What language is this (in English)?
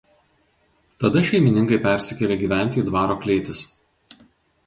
Lithuanian